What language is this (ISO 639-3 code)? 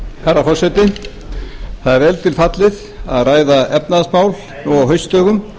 isl